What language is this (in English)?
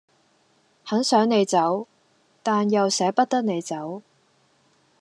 Cantonese